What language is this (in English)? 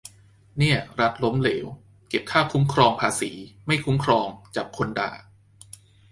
Thai